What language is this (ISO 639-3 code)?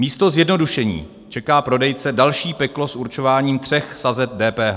ces